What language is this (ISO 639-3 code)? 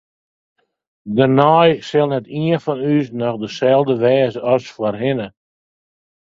fry